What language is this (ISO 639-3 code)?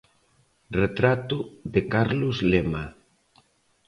glg